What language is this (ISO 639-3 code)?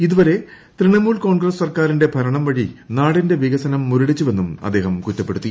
mal